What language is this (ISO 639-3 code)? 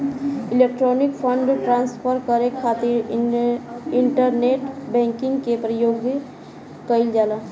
bho